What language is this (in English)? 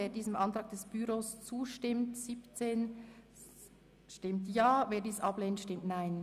Swiss German